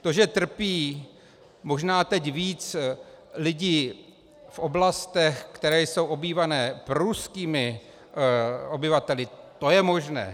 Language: Czech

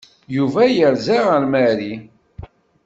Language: Kabyle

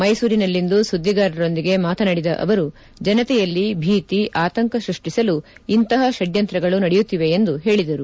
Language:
Kannada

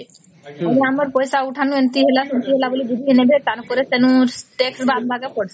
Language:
Odia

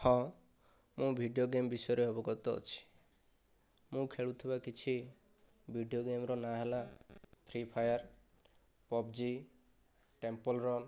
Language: Odia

